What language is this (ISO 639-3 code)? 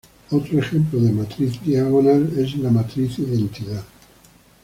spa